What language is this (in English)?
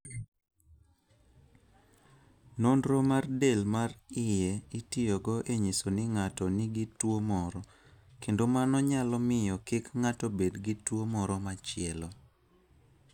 Luo (Kenya and Tanzania)